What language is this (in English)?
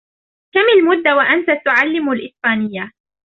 Arabic